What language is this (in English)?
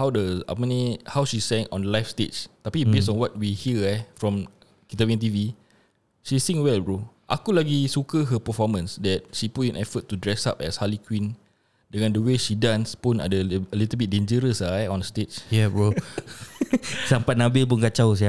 Malay